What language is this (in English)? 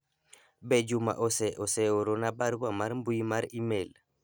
Luo (Kenya and Tanzania)